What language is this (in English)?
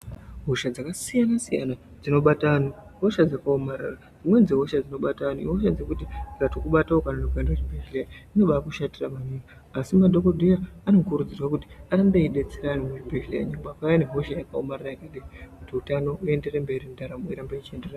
Ndau